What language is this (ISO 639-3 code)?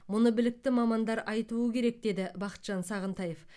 kaz